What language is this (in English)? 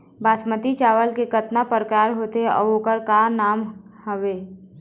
Chhattisgarhi